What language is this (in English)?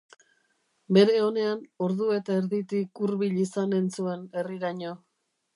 Basque